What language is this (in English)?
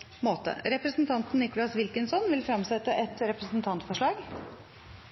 Norwegian Bokmål